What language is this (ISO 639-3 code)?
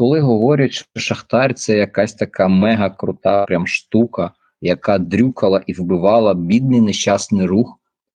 ukr